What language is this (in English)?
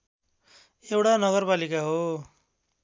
Nepali